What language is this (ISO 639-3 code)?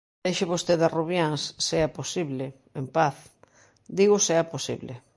glg